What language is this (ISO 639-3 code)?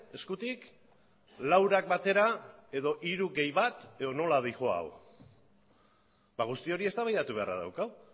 eus